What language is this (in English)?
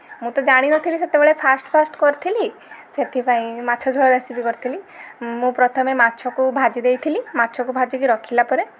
Odia